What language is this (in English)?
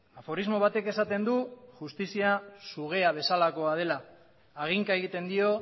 Basque